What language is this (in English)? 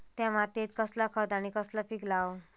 Marathi